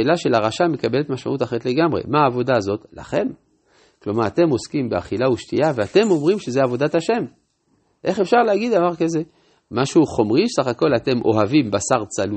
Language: Hebrew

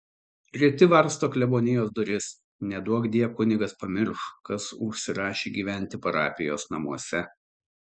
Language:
Lithuanian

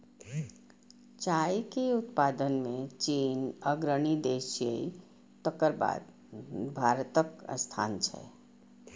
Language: Maithili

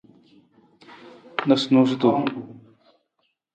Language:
Nawdm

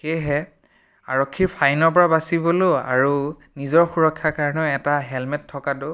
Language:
Assamese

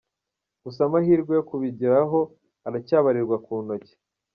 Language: Kinyarwanda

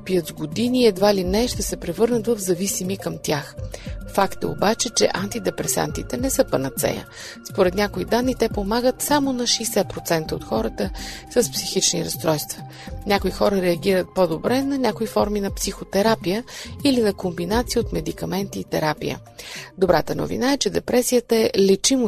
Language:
Bulgarian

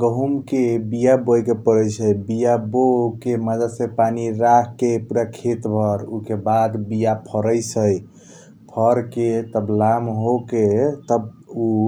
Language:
Kochila Tharu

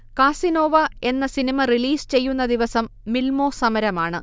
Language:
Malayalam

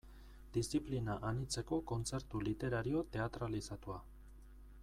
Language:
Basque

